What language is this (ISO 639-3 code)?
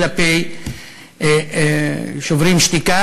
heb